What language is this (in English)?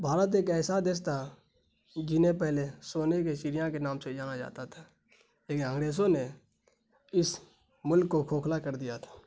Urdu